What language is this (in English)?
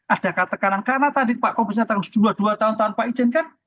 Indonesian